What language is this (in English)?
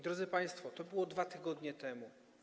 Polish